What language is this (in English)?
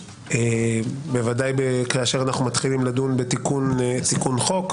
Hebrew